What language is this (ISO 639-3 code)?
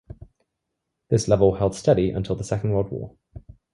eng